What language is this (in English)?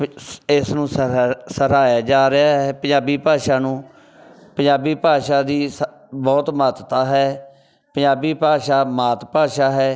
Punjabi